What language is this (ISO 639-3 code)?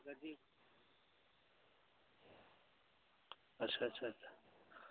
sat